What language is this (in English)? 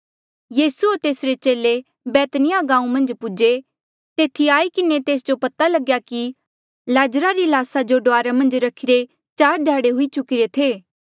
Mandeali